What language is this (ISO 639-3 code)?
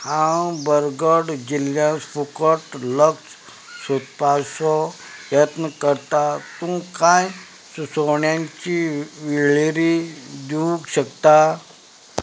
kok